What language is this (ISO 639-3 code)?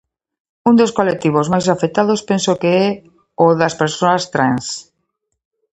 glg